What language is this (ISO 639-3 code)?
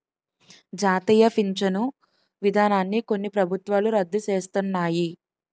tel